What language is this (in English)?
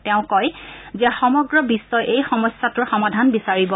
Assamese